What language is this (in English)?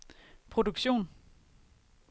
Danish